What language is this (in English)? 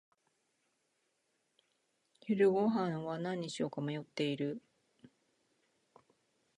Japanese